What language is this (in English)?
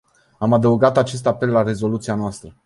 Romanian